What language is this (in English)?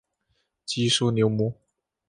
Chinese